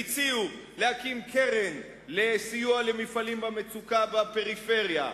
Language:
Hebrew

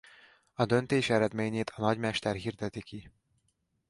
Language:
Hungarian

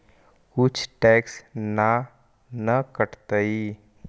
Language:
Magahi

